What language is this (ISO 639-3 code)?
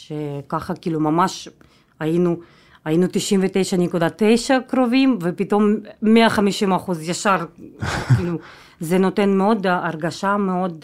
heb